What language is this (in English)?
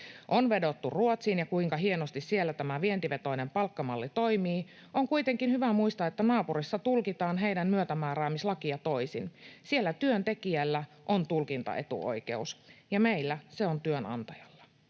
Finnish